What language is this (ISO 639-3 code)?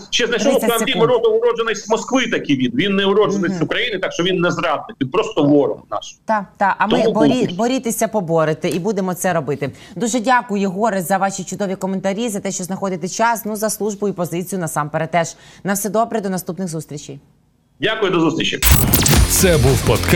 ukr